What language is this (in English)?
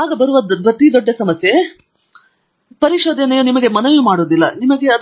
Kannada